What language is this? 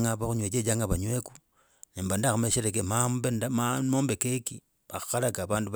Logooli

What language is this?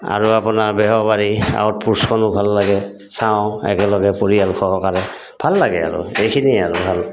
Assamese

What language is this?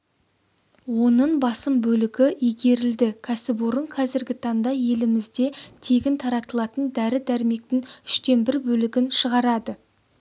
Kazakh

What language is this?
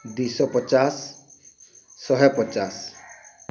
Odia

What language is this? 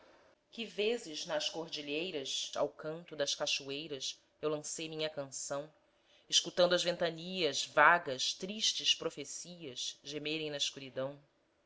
Portuguese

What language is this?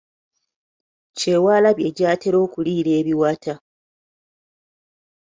Ganda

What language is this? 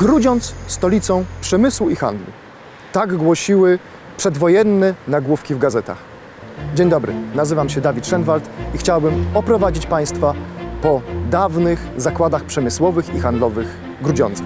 Polish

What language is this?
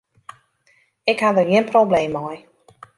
Western Frisian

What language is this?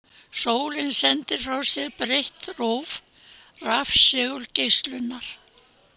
Icelandic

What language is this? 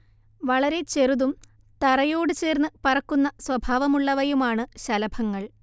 Malayalam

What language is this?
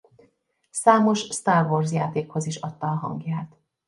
Hungarian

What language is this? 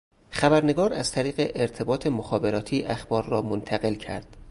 Persian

